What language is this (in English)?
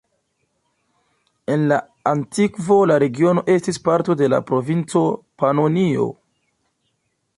Esperanto